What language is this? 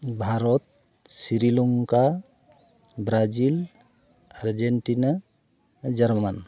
Santali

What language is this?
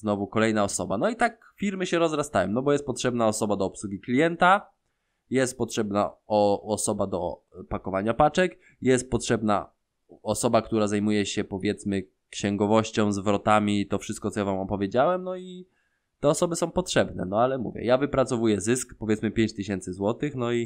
Polish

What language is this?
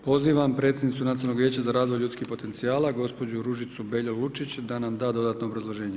Croatian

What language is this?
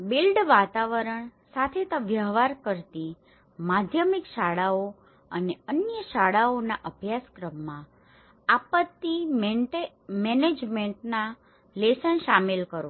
Gujarati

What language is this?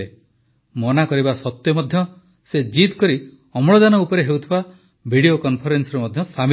Odia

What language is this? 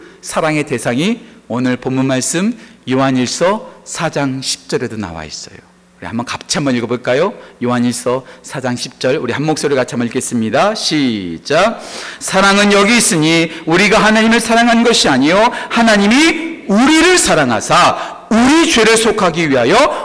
Korean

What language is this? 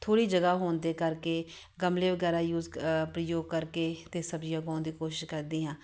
Punjabi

